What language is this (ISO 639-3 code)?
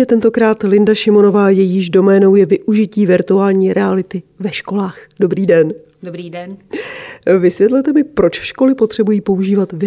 ces